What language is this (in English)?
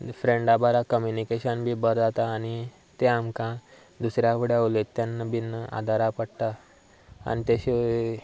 Konkani